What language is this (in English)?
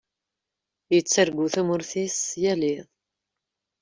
Kabyle